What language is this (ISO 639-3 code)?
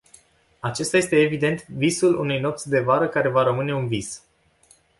ron